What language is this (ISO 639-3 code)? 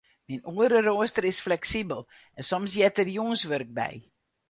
fry